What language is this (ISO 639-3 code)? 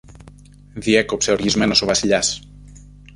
ell